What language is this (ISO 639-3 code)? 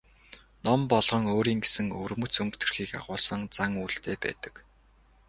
mon